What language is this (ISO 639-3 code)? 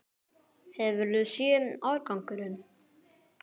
isl